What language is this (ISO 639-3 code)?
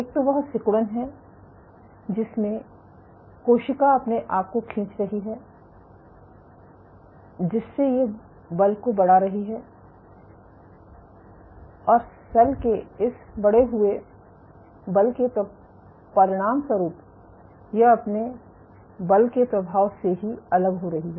hin